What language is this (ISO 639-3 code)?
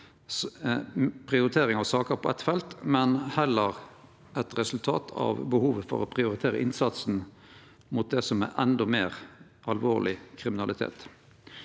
nor